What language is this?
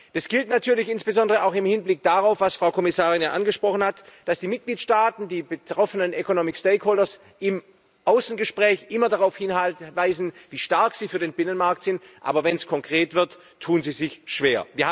German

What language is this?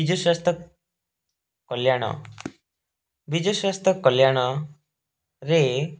Odia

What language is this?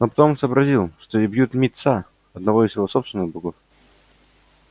Russian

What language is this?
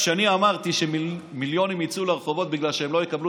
Hebrew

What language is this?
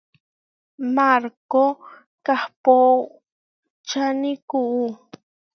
Huarijio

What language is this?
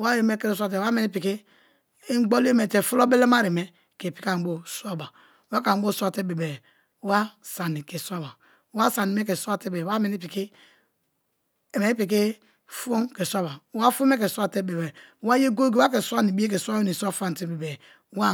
Kalabari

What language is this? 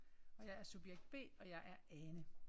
Danish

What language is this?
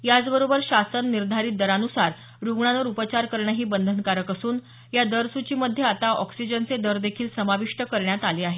Marathi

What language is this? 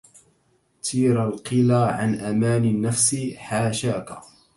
Arabic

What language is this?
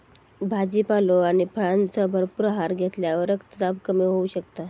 Marathi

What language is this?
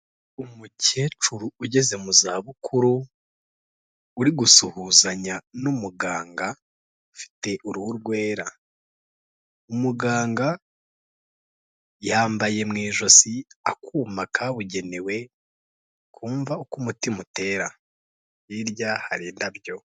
Kinyarwanda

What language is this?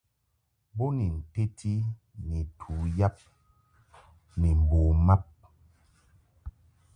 Mungaka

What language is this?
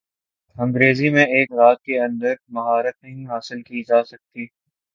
Urdu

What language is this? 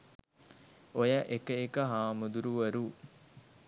Sinhala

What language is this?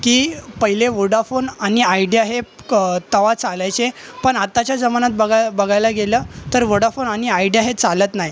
Marathi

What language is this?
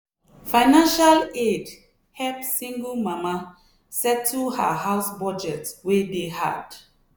Nigerian Pidgin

